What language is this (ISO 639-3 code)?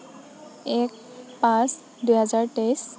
asm